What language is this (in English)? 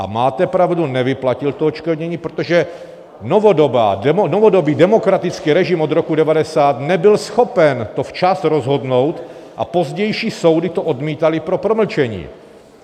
Czech